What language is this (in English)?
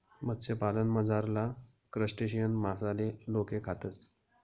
Marathi